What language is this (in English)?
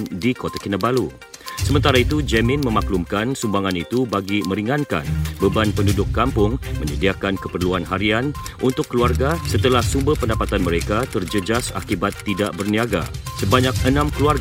Malay